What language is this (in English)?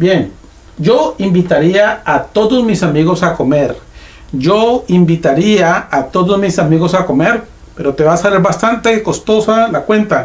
Spanish